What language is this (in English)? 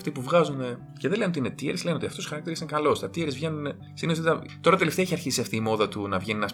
Greek